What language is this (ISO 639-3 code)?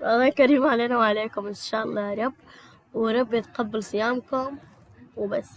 ara